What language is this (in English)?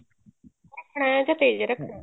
Punjabi